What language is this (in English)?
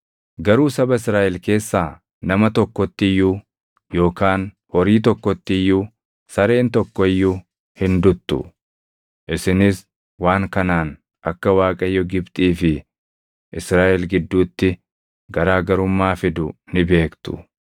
Oromo